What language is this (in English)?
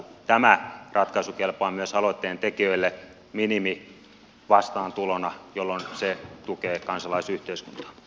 Finnish